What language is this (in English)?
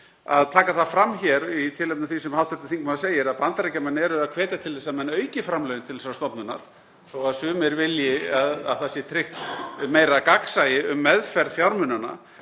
Icelandic